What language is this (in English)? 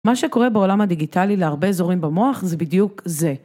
Hebrew